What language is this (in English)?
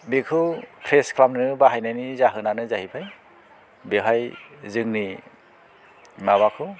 Bodo